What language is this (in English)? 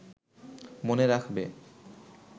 Bangla